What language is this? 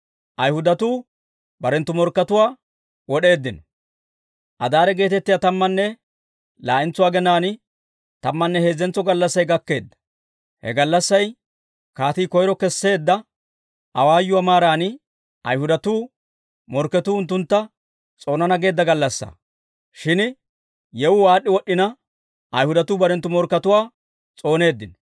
Dawro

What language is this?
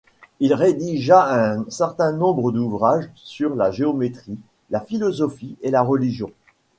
French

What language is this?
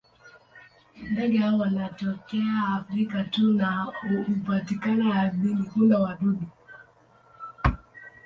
Swahili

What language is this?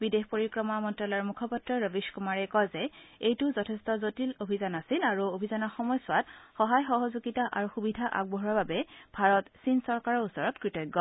Assamese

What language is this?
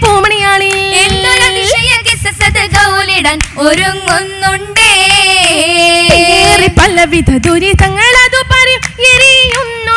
Malayalam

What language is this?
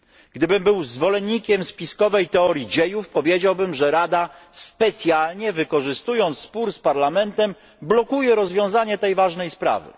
Polish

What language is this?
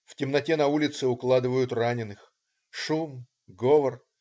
Russian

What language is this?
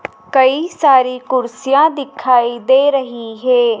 Hindi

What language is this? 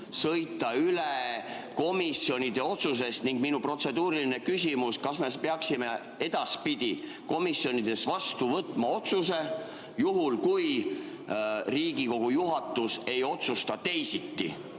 Estonian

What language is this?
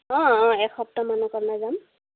Assamese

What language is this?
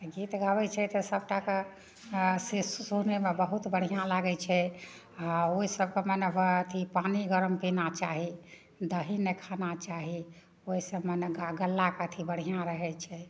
Maithili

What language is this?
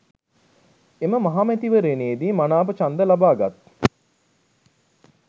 Sinhala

